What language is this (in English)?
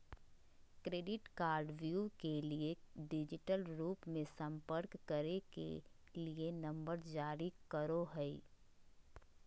Magahi